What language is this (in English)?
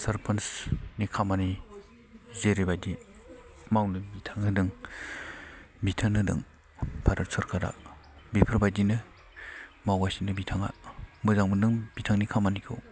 Bodo